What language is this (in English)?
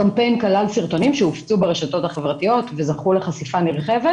Hebrew